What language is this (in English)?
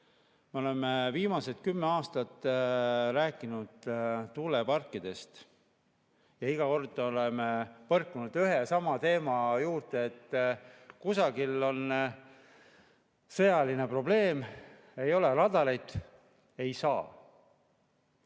Estonian